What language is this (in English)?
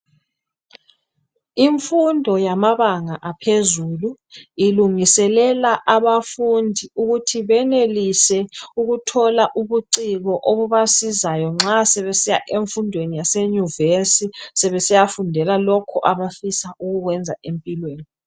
North Ndebele